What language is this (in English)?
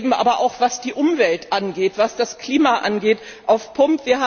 German